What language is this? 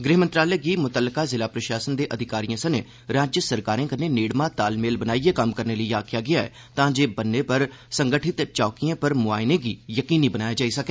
Dogri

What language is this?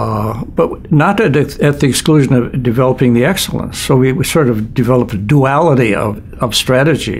English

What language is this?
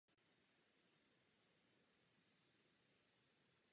Czech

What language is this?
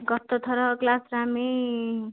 Odia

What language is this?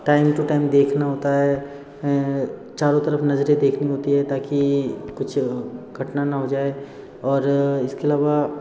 Hindi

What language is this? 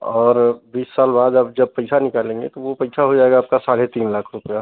Hindi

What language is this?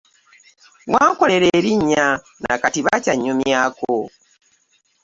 Ganda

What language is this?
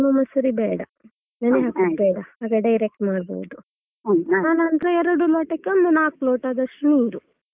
Kannada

